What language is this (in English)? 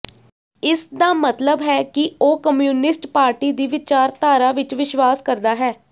Punjabi